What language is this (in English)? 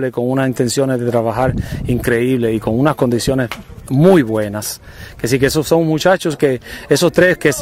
Spanish